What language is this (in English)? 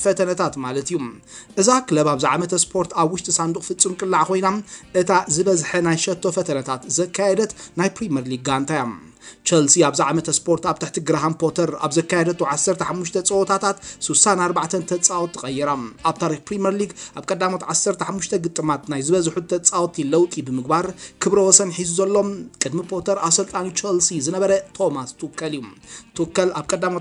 Arabic